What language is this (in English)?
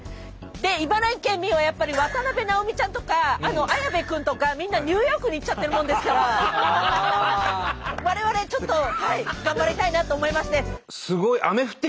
Japanese